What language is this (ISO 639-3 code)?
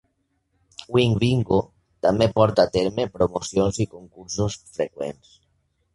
cat